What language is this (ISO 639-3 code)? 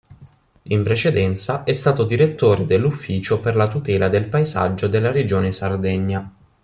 ita